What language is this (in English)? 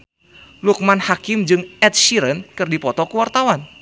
Sundanese